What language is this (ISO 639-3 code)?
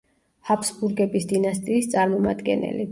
kat